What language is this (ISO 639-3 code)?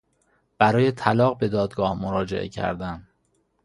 fas